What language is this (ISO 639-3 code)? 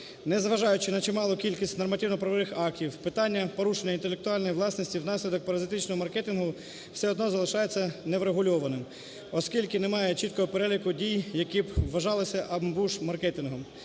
ukr